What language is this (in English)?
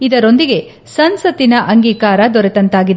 Kannada